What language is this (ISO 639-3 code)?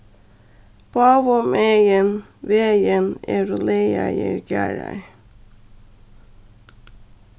fao